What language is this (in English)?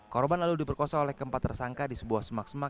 Indonesian